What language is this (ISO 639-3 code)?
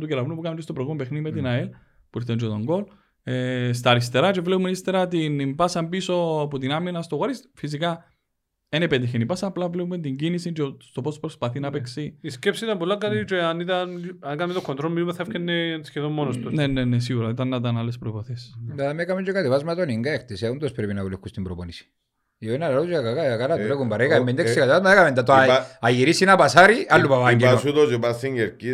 ell